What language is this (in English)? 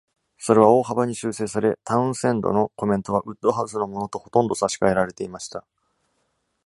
Japanese